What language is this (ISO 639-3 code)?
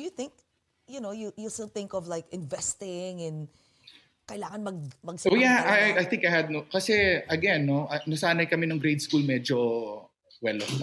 fil